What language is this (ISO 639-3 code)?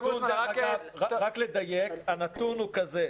heb